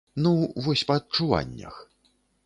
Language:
Belarusian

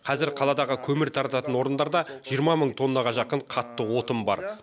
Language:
Kazakh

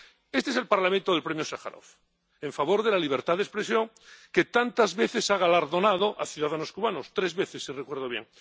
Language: Spanish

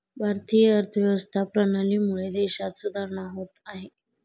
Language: Marathi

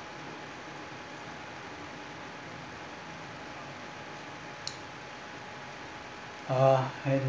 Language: English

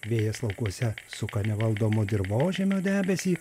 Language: Lithuanian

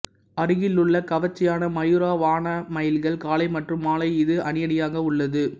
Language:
Tamil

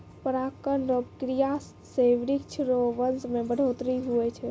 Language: Maithili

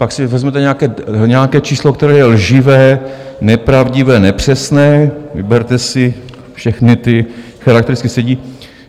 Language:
Czech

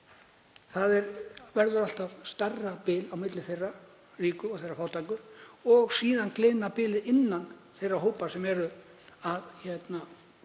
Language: Icelandic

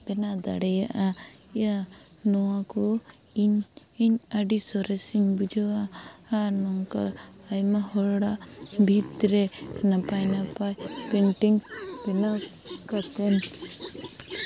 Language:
Santali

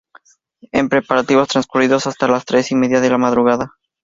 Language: Spanish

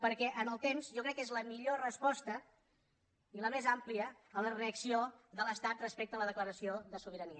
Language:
Catalan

